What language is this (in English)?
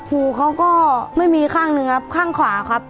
Thai